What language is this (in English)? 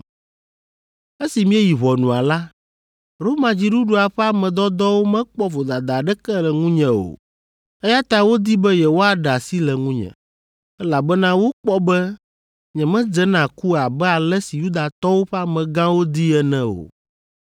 Ewe